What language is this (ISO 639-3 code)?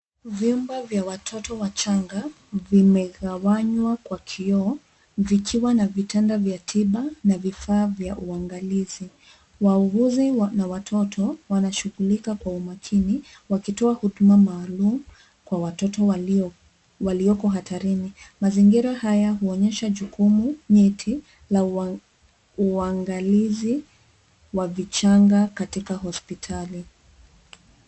swa